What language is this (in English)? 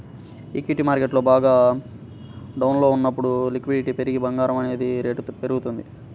Telugu